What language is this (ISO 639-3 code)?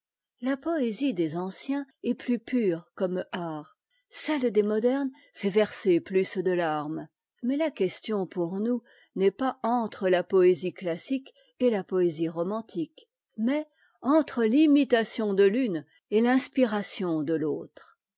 fra